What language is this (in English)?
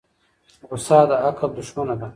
Pashto